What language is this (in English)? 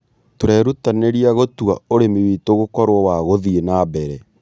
Kikuyu